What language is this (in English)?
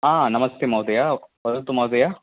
Sanskrit